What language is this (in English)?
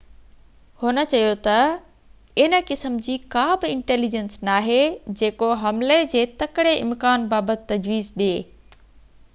Sindhi